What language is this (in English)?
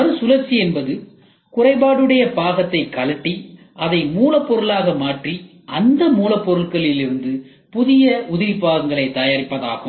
Tamil